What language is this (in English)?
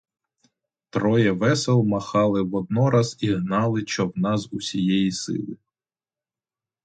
Ukrainian